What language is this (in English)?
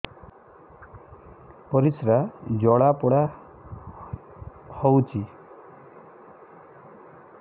Odia